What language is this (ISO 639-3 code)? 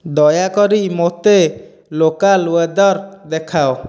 ori